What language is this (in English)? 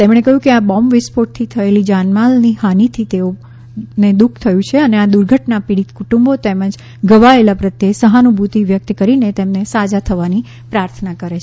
Gujarati